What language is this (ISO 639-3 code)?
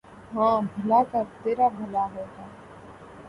urd